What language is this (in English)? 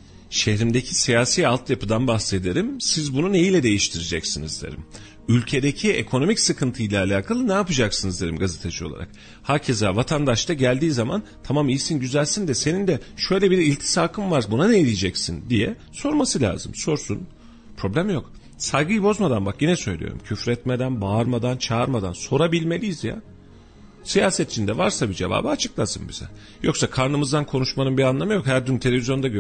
Turkish